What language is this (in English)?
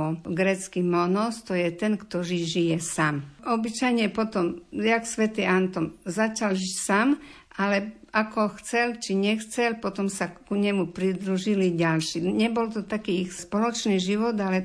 Slovak